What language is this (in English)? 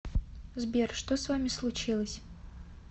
Russian